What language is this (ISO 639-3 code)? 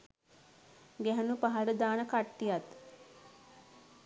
sin